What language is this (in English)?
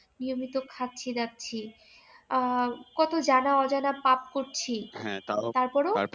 Bangla